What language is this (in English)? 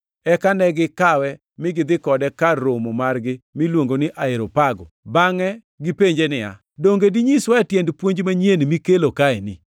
Luo (Kenya and Tanzania)